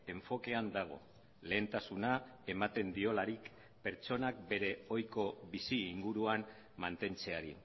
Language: Basque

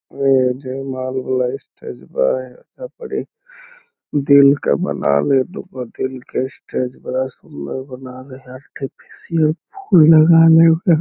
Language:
Magahi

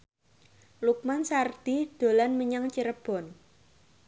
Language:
Javanese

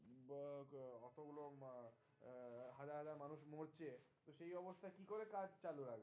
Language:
Bangla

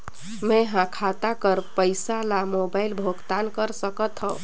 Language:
Chhattisgarhi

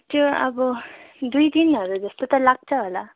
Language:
Nepali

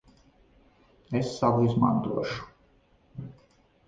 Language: Latvian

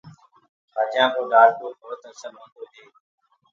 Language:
Gurgula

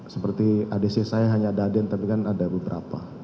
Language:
Indonesian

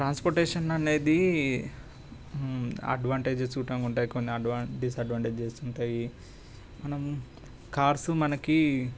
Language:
Telugu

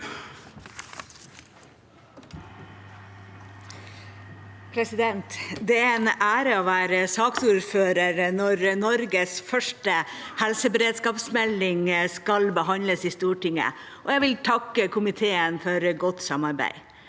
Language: Norwegian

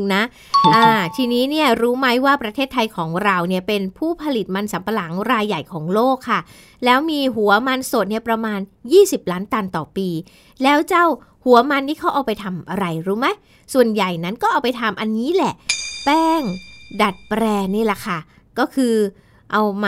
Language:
Thai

